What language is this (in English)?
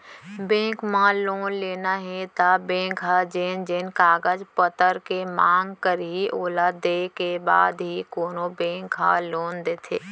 Chhattisgarhi